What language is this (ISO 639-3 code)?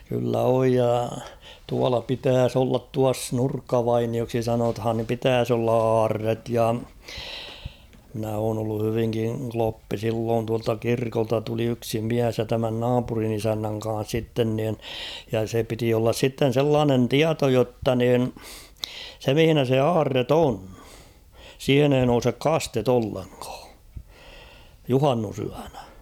fin